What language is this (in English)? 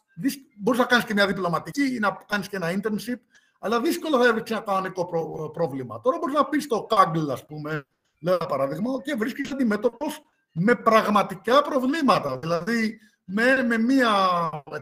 Greek